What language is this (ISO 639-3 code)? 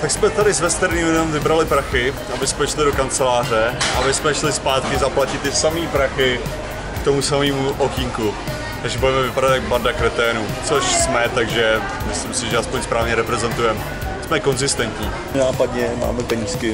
ces